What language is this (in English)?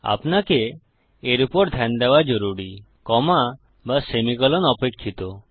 Bangla